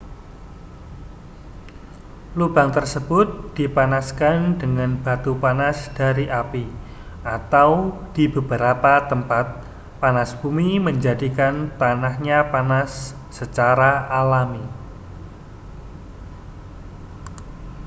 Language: Indonesian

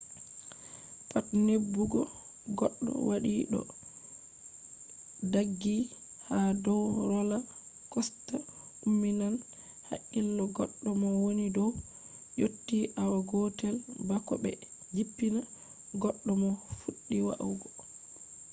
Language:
Fula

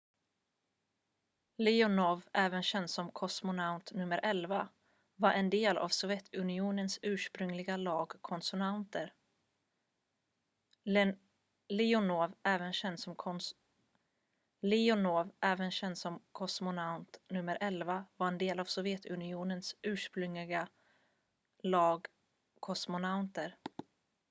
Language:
Swedish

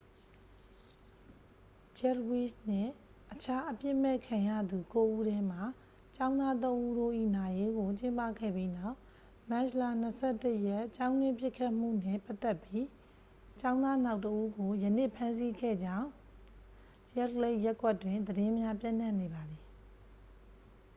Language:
Burmese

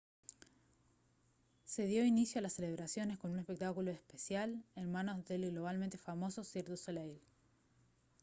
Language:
Spanish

